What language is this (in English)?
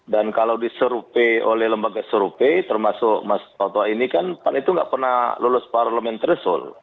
Indonesian